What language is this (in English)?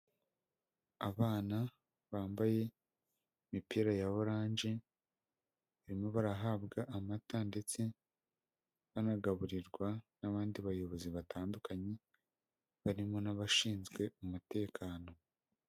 Kinyarwanda